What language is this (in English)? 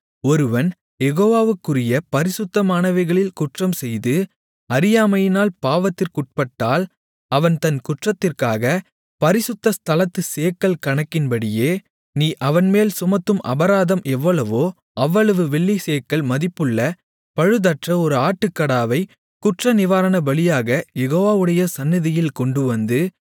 Tamil